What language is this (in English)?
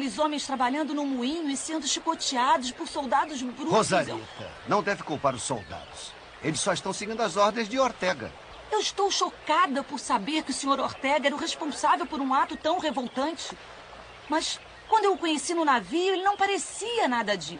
Portuguese